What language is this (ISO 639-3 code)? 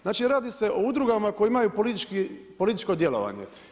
hrv